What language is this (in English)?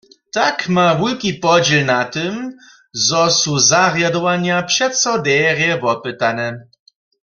Upper Sorbian